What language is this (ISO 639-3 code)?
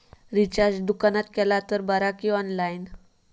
mar